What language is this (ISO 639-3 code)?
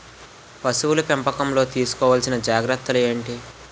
tel